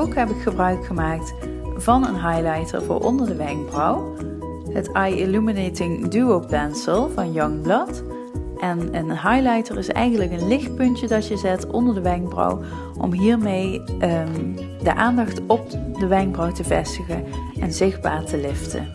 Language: Dutch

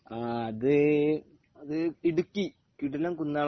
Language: Malayalam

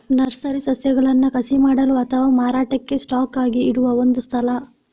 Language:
Kannada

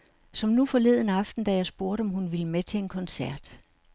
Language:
Danish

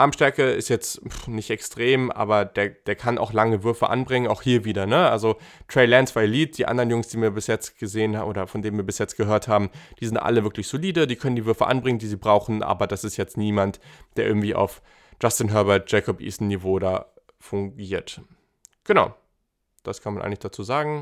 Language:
German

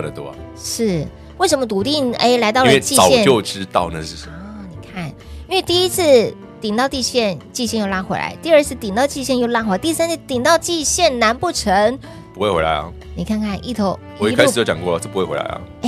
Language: Chinese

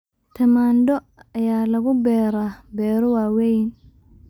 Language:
Somali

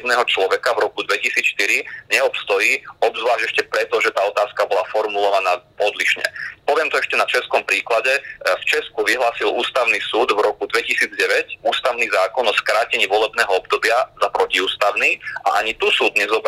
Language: Slovak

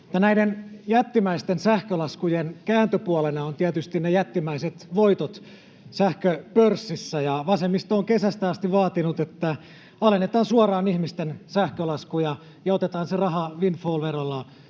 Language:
Finnish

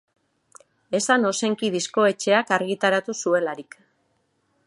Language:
Basque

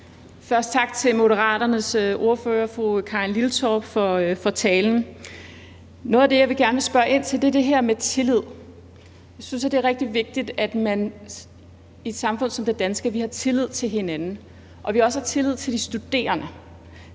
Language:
Danish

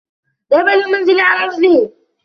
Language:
Arabic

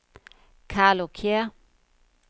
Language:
Danish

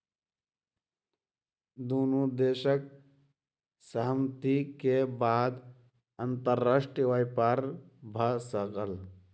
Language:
Maithili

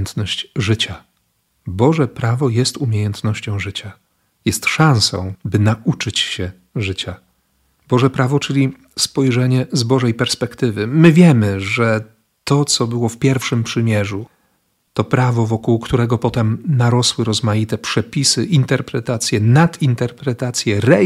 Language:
Polish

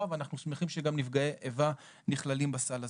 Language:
Hebrew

